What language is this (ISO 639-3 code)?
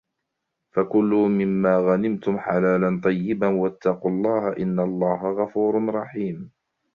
ara